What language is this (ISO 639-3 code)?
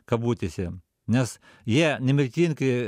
lit